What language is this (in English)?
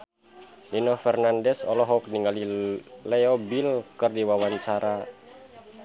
Sundanese